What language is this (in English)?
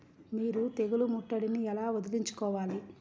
Telugu